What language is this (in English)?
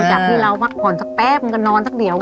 Thai